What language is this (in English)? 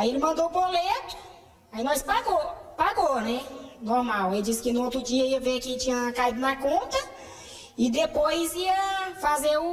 Portuguese